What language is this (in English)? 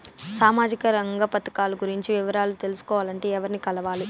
Telugu